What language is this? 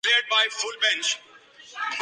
Urdu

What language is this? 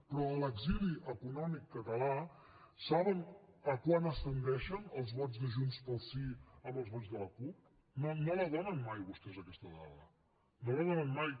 Catalan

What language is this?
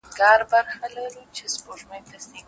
Pashto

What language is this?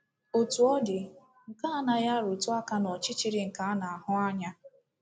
Igbo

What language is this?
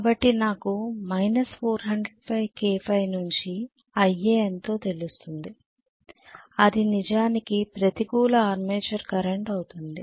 Telugu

